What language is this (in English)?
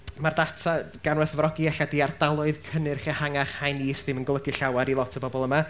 Welsh